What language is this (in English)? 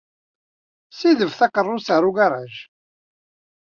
Kabyle